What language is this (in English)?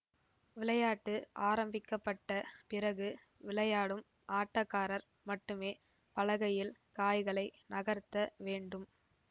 Tamil